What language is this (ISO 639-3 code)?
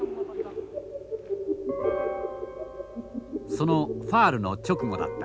jpn